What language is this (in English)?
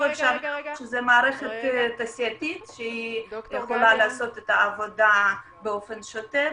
Hebrew